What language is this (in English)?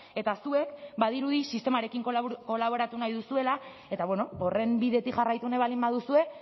Basque